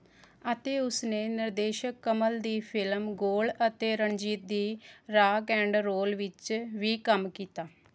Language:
Punjabi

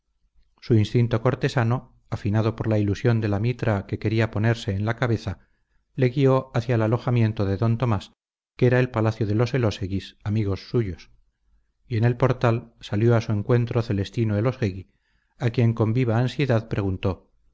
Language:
Spanish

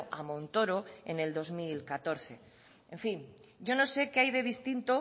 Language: Spanish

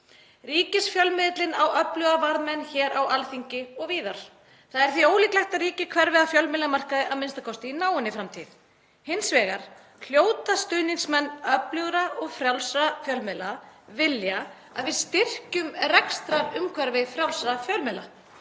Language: Icelandic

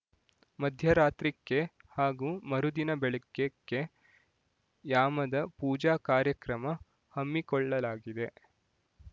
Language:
Kannada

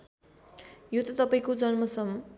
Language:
Nepali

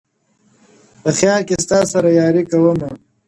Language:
Pashto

